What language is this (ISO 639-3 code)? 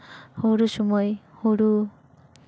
sat